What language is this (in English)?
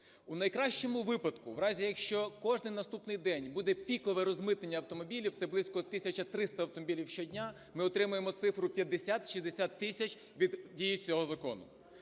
Ukrainian